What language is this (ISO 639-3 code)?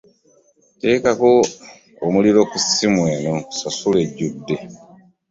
lug